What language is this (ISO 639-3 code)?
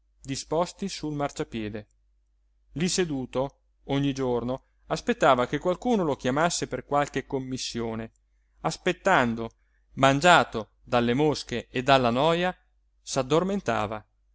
ita